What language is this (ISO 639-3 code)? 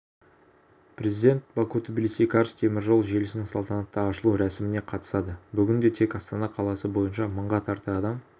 kaz